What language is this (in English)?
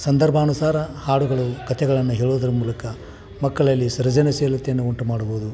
Kannada